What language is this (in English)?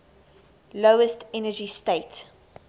English